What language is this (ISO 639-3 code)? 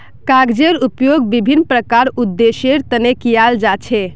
mag